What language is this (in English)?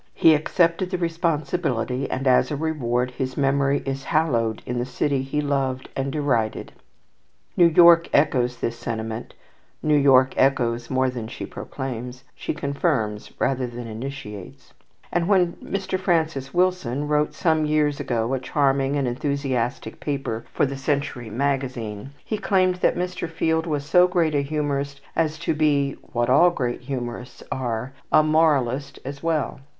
English